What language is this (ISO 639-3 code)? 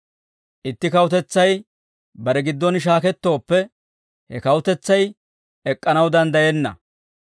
dwr